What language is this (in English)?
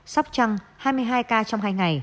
Vietnamese